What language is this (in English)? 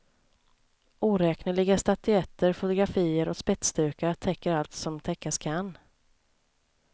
Swedish